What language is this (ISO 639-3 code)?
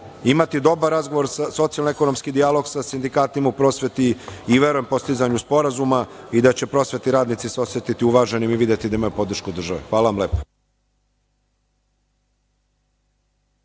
srp